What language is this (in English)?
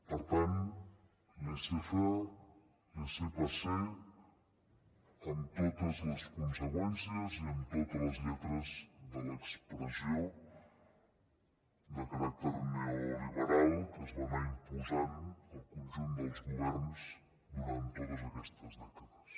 Catalan